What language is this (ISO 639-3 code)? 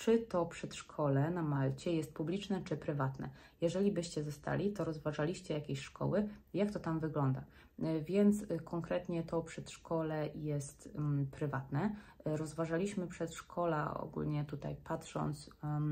pol